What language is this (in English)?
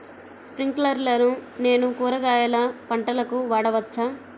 Telugu